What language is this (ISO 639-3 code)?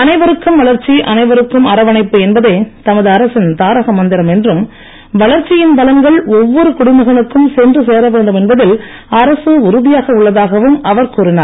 tam